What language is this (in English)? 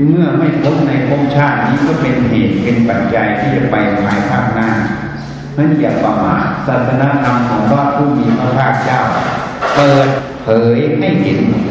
Thai